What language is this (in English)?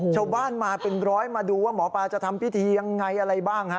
Thai